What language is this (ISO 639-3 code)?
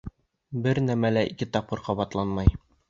bak